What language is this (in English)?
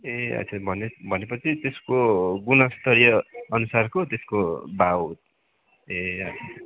Nepali